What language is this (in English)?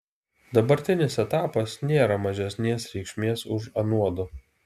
Lithuanian